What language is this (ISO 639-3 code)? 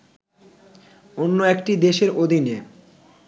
ben